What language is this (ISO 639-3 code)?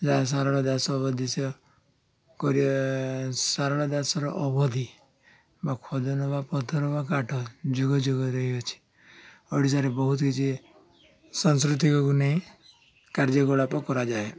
ori